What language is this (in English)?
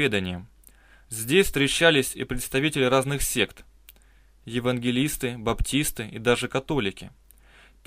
Russian